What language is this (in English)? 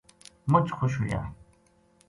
Gujari